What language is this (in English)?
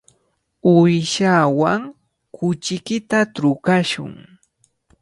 Cajatambo North Lima Quechua